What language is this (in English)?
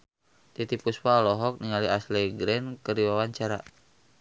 Sundanese